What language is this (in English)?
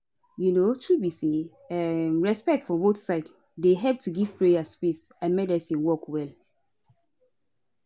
Nigerian Pidgin